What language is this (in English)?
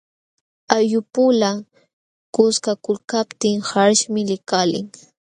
Jauja Wanca Quechua